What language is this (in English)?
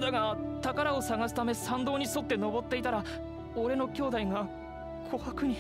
Japanese